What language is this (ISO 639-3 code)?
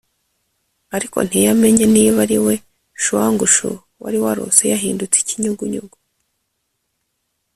kin